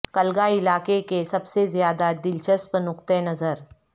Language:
Urdu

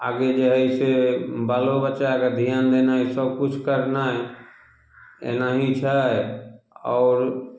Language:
Maithili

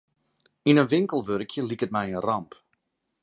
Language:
Western Frisian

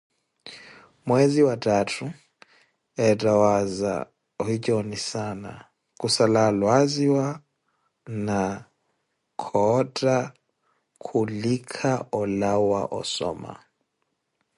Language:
Koti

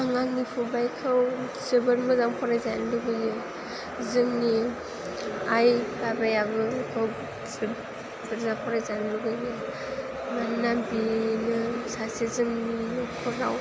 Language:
Bodo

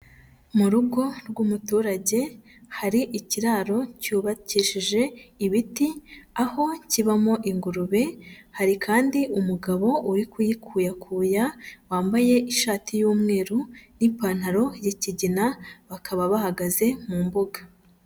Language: Kinyarwanda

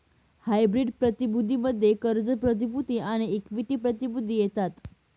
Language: Marathi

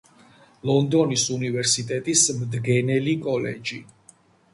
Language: Georgian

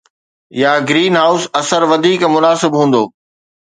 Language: Sindhi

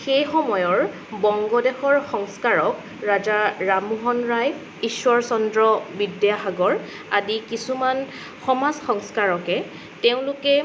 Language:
Assamese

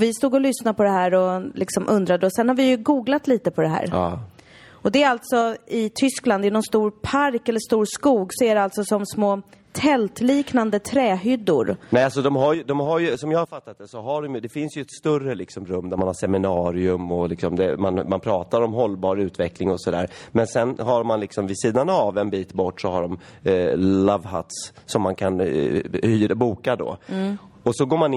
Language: Swedish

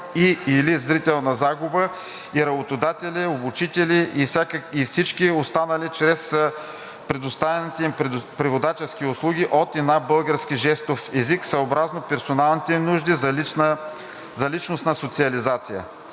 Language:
Bulgarian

